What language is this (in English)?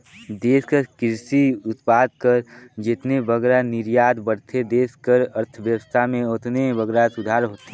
Chhattisgarhi